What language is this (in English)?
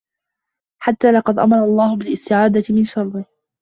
Arabic